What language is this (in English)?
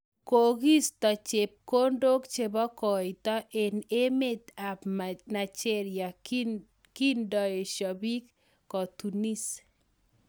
Kalenjin